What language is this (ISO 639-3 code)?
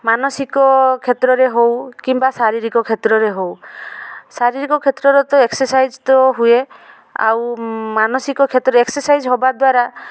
ori